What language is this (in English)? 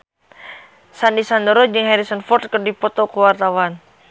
Sundanese